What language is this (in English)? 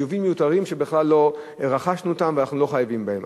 Hebrew